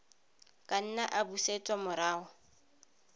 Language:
Tswana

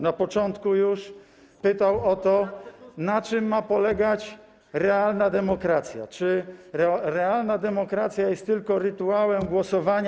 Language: Polish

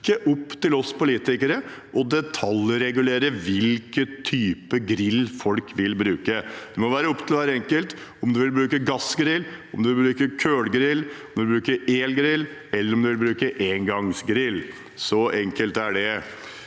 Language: Norwegian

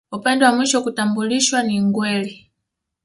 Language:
Swahili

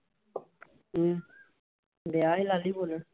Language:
Punjabi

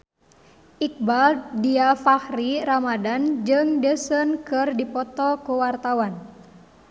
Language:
Sundanese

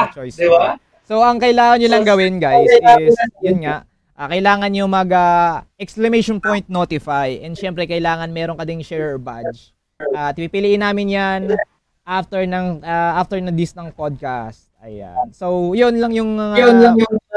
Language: Filipino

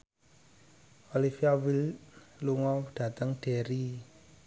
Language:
Javanese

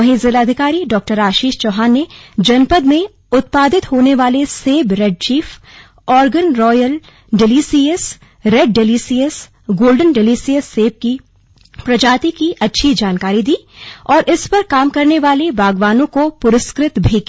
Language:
Hindi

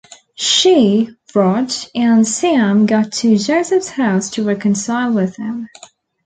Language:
English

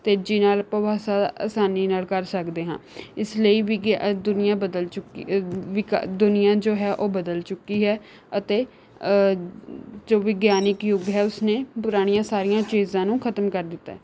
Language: Punjabi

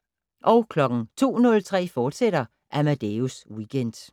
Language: Danish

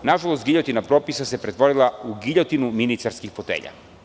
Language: Serbian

